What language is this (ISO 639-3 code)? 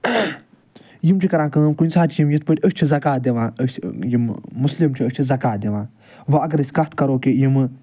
kas